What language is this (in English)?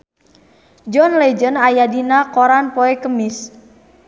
Sundanese